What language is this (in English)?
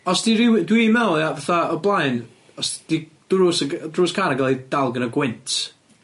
Welsh